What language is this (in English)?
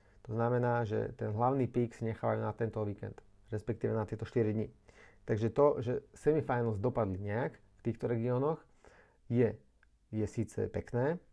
Slovak